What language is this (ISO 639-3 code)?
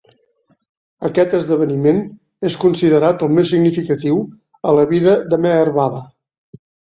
cat